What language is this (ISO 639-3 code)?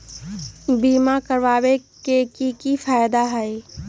mag